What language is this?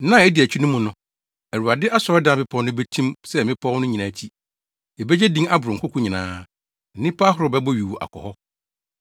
Akan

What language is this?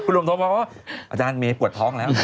Thai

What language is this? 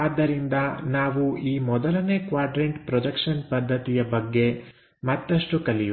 Kannada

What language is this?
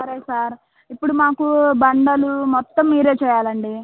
Telugu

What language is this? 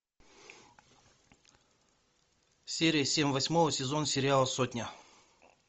Russian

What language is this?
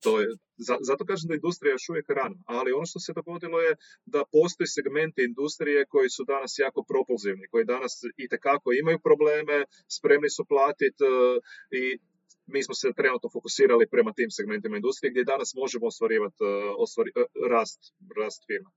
Croatian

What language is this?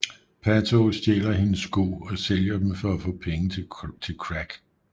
Danish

